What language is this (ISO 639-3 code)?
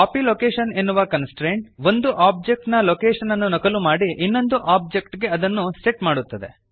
kan